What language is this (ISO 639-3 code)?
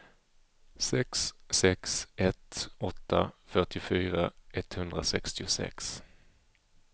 swe